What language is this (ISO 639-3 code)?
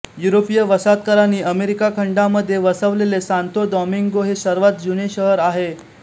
mar